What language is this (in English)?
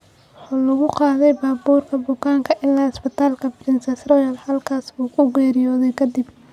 Somali